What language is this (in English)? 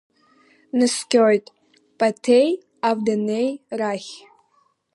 Abkhazian